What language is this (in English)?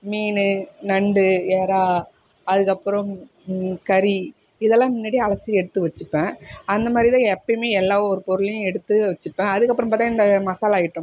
Tamil